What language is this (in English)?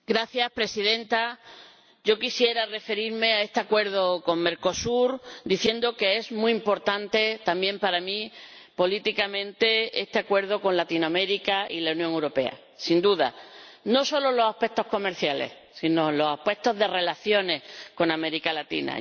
Spanish